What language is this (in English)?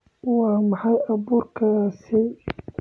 Somali